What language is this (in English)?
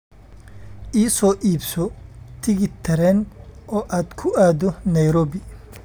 Somali